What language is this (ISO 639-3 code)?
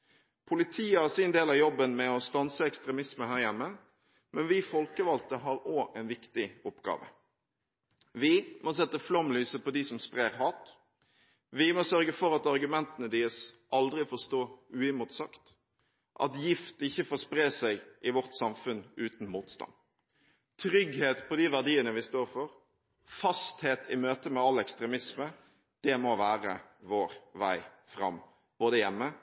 nob